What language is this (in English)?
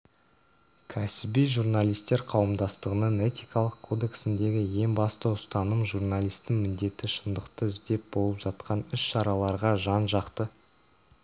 Kazakh